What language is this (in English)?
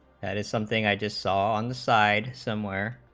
English